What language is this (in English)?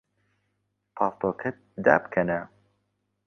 Central Kurdish